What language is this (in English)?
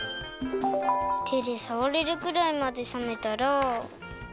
Japanese